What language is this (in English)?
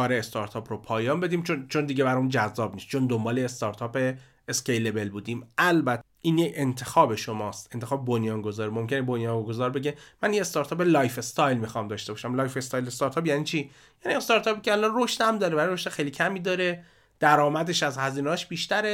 Persian